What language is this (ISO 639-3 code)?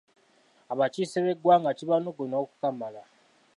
lug